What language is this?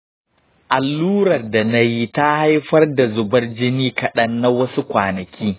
Hausa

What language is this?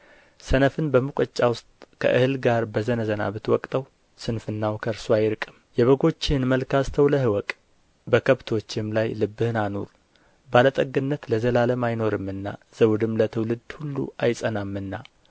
Amharic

